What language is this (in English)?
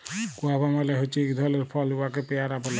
Bangla